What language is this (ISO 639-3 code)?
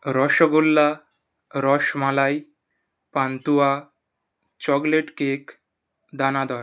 ben